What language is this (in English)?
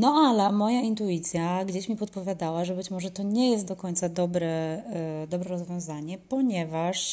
Polish